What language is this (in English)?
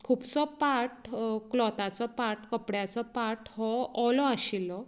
Konkani